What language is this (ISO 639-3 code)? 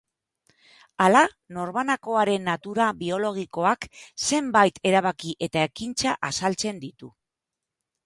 eus